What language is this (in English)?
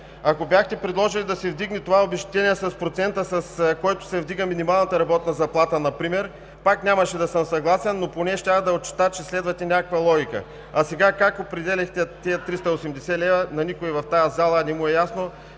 Bulgarian